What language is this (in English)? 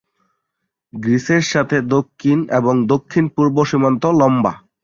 Bangla